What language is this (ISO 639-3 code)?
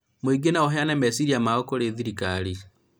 kik